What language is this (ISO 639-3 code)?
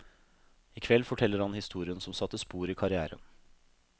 nor